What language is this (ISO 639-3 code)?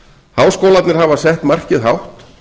isl